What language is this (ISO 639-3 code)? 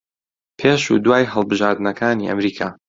ckb